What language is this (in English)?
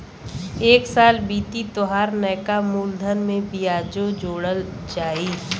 Bhojpuri